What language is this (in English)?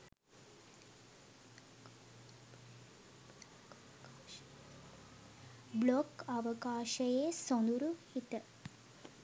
Sinhala